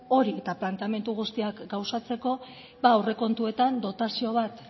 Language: Basque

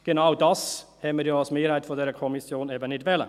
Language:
Swiss German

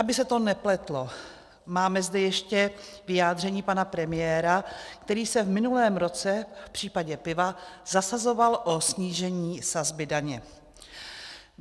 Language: Czech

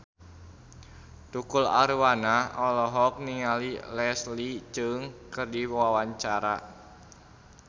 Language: Sundanese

